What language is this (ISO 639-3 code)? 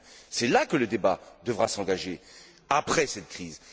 fra